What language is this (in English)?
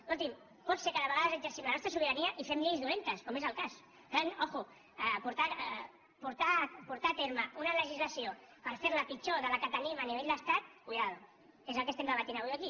Catalan